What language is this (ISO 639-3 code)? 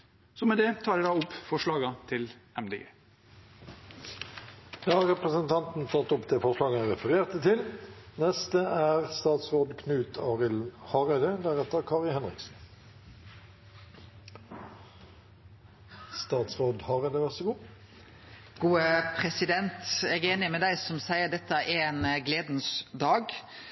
nor